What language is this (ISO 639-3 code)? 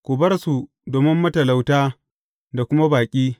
hau